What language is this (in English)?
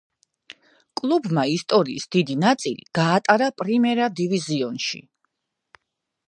Georgian